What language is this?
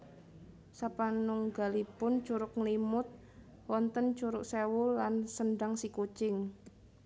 Javanese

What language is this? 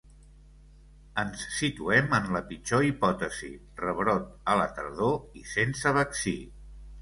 Catalan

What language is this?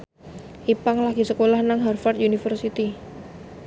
Javanese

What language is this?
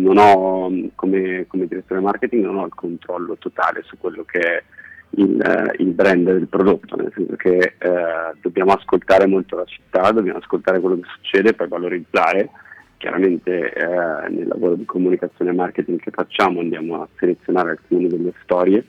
Italian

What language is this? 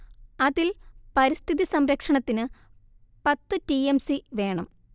Malayalam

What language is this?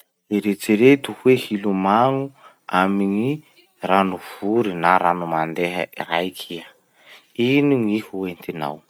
Masikoro Malagasy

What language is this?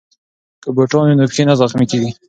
Pashto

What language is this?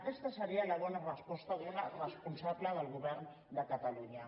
Catalan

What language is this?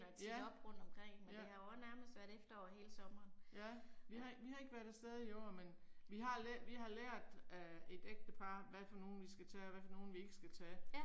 Danish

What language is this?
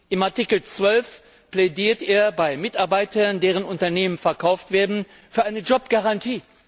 German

